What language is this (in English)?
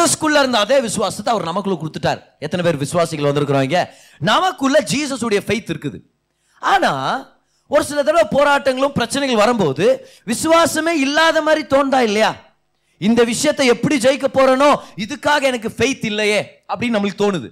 Tamil